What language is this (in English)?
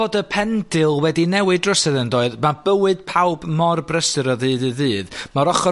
Welsh